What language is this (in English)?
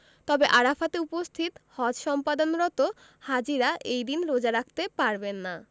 Bangla